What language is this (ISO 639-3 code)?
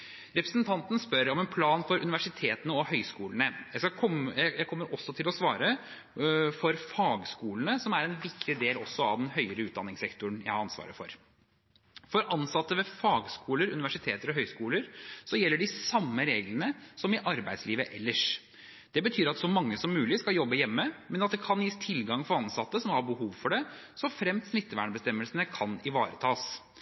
nob